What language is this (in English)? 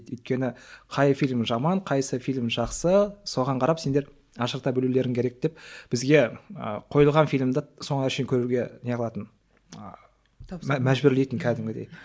Kazakh